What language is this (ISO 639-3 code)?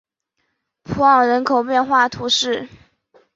zho